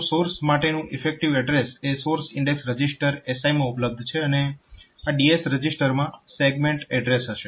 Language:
Gujarati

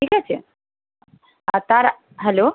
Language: Bangla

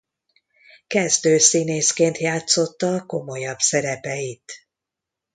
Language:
Hungarian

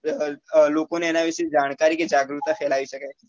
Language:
Gujarati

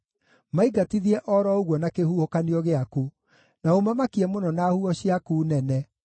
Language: Kikuyu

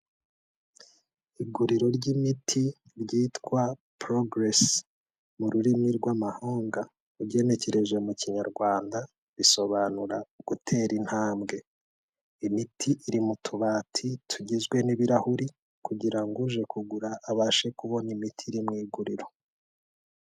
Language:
Kinyarwanda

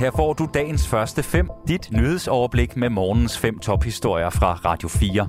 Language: Danish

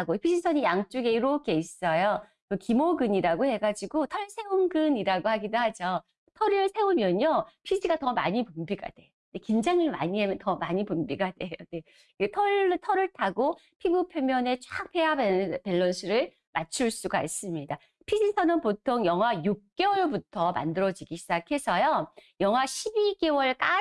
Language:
Korean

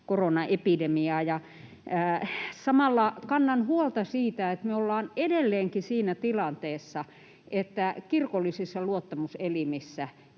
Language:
Finnish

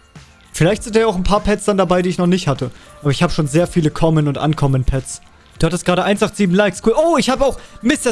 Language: German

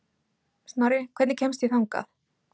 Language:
Icelandic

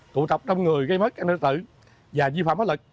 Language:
Vietnamese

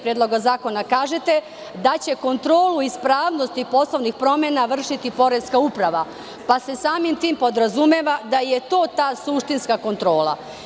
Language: Serbian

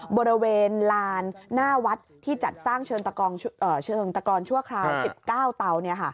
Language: Thai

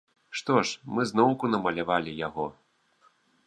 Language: Belarusian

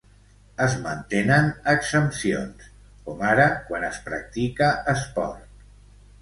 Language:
Catalan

